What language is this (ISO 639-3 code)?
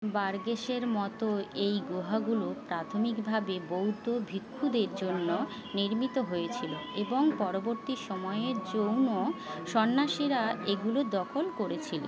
ben